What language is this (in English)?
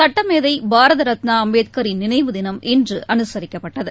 Tamil